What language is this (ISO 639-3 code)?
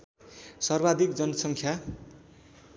nep